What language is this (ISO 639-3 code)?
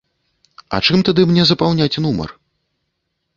bel